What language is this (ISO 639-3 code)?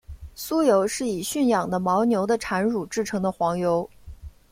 zho